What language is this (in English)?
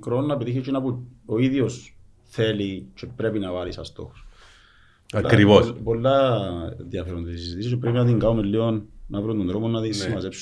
Greek